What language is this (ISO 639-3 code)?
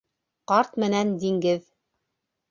bak